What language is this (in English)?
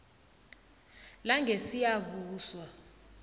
South Ndebele